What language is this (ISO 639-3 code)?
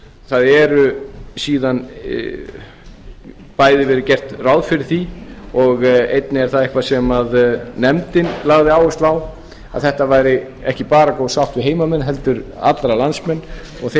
isl